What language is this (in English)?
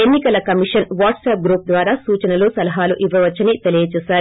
Telugu